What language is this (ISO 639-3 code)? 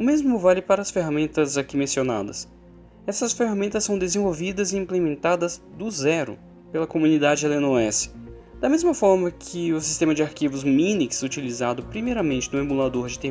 por